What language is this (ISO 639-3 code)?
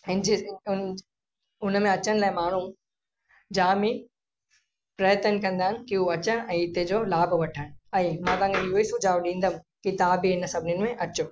snd